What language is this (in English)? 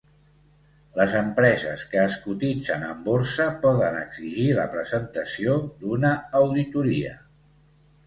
Catalan